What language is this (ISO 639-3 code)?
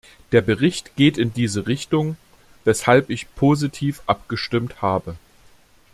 deu